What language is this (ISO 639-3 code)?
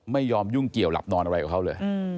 tha